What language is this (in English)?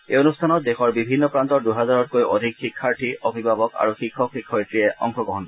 Assamese